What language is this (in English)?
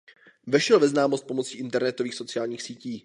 Czech